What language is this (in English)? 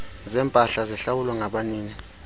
Xhosa